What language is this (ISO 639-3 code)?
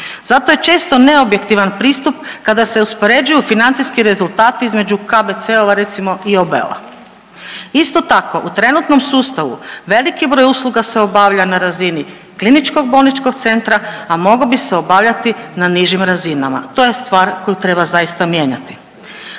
hrv